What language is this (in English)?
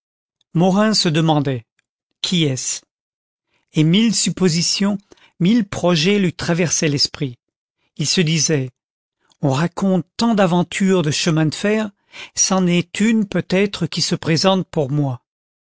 French